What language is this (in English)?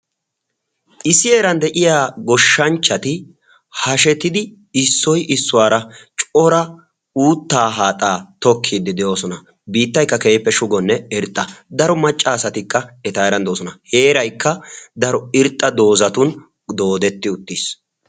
Wolaytta